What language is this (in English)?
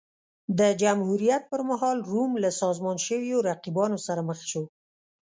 Pashto